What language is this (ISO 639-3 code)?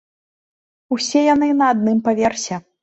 bel